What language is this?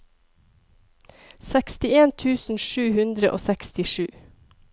Norwegian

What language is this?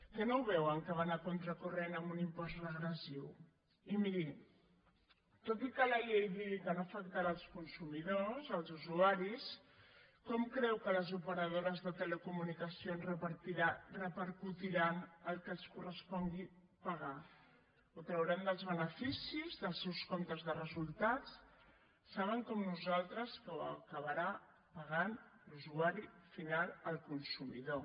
Catalan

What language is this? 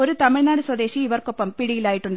Malayalam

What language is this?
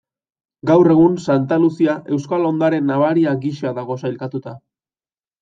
Basque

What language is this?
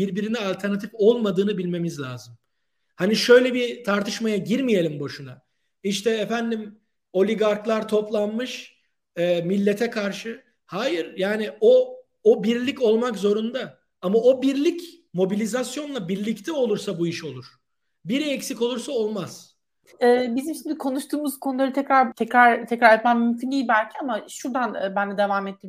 Turkish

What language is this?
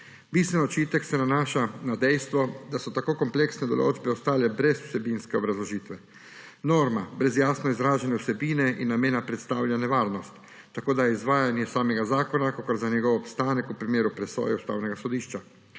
Slovenian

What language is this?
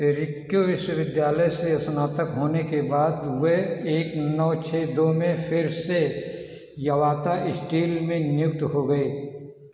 Hindi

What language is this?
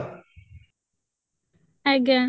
Odia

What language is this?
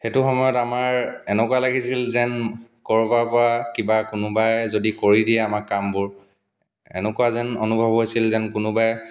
Assamese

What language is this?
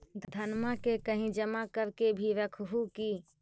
Magahi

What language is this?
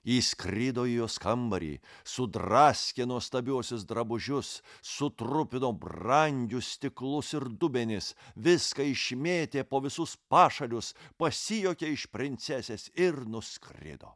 Lithuanian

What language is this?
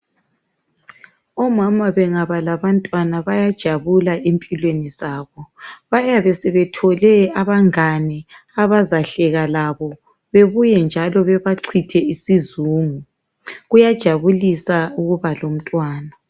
North Ndebele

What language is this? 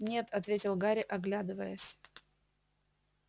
Russian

